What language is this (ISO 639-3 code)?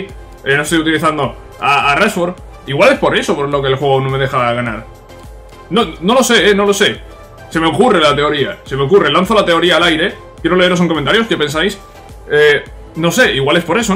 spa